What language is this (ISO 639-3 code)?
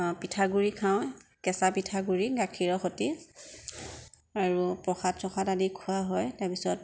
asm